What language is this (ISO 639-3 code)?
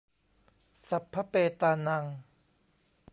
tha